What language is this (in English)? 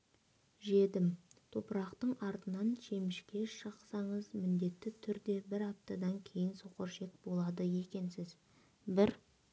Kazakh